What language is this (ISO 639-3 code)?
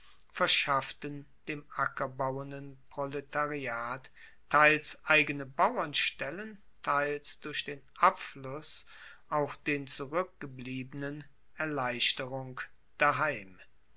deu